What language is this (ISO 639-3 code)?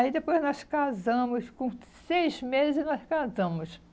por